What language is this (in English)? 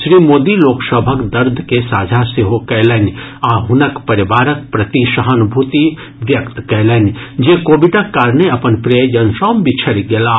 Maithili